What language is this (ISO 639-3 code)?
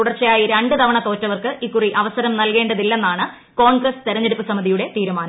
mal